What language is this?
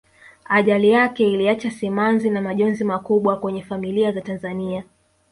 Swahili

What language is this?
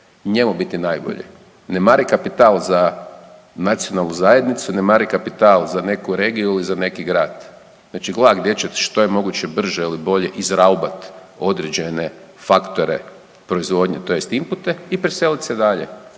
Croatian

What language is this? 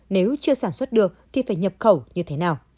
Vietnamese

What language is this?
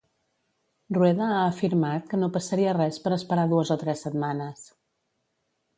Catalan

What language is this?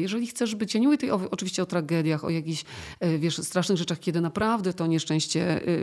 Polish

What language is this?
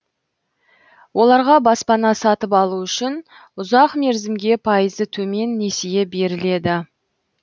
Kazakh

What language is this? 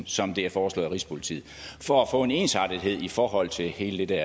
Danish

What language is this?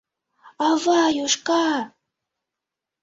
Mari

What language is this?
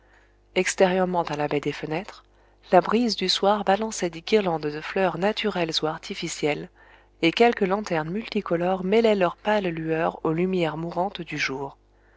French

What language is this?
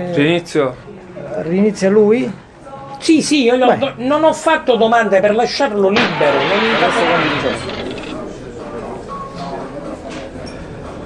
Italian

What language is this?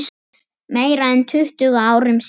Icelandic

